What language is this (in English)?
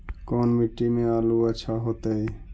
Magahi